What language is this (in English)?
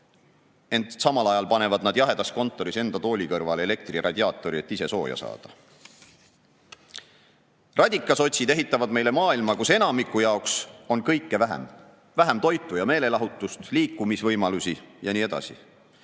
Estonian